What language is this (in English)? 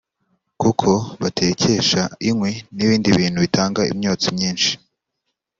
Kinyarwanda